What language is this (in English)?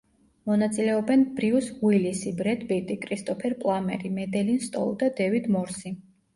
Georgian